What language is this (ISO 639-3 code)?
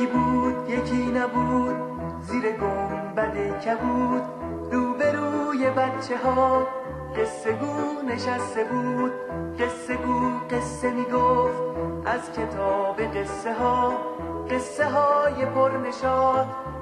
fas